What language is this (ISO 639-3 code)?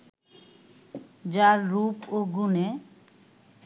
ben